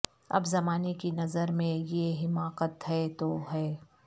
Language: Urdu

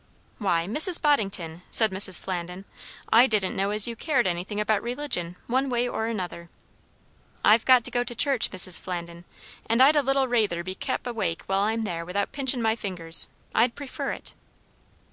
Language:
English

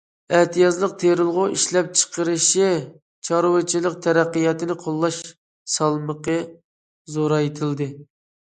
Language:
Uyghur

